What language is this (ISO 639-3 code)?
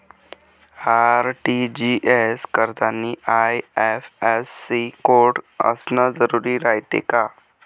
mar